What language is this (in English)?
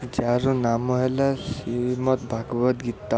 Odia